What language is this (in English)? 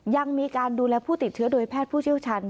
Thai